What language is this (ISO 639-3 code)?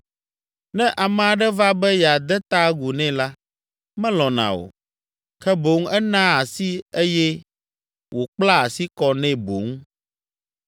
ewe